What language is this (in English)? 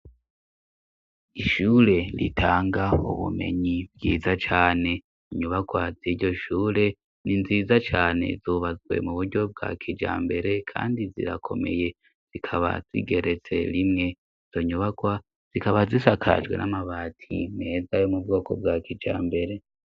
Rundi